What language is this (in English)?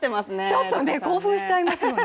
Japanese